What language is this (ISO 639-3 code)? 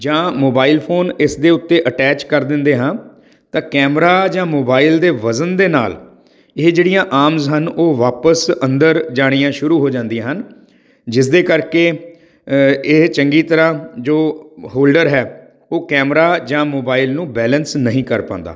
pan